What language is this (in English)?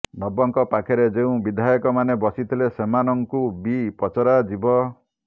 Odia